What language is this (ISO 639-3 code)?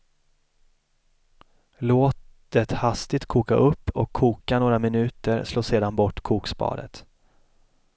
swe